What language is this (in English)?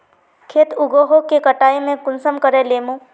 Magahi